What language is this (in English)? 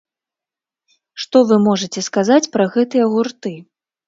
Belarusian